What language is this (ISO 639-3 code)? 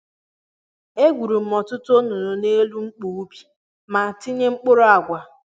ibo